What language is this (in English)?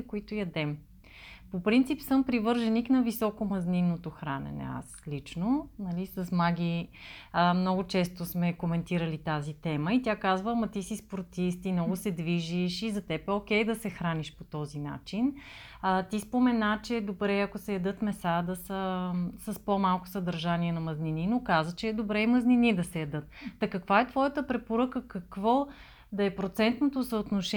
Bulgarian